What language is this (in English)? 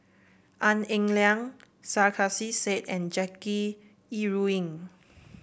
English